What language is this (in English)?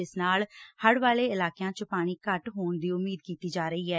Punjabi